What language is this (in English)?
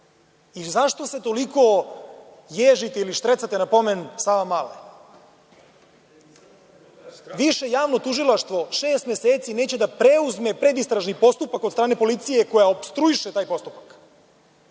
Serbian